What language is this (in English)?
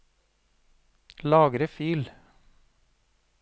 Norwegian